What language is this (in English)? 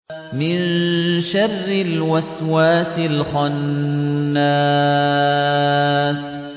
Arabic